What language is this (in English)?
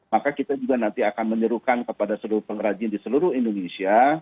Indonesian